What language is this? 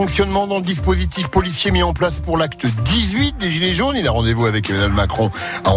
French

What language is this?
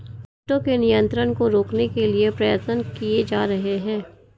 Hindi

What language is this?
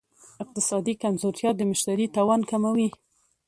Pashto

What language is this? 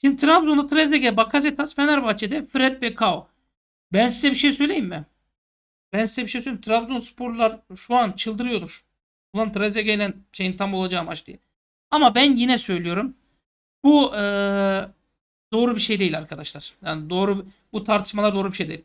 Turkish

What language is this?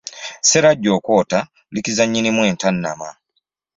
Ganda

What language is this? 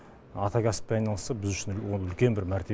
Kazakh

